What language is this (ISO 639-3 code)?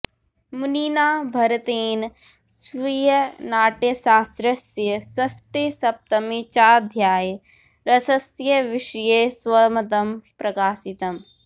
san